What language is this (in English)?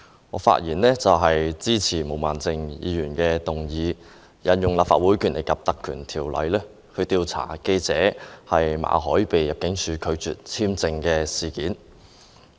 Cantonese